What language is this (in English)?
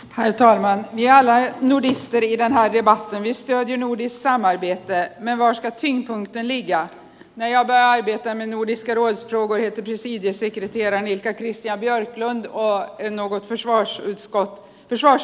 Finnish